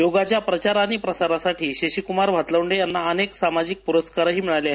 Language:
Marathi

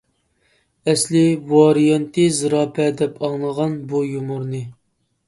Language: Uyghur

